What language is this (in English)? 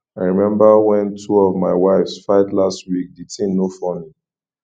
Nigerian Pidgin